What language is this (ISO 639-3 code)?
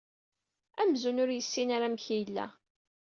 kab